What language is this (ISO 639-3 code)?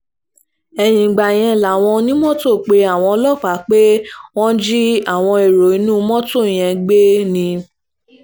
yor